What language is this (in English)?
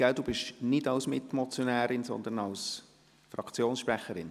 Swiss German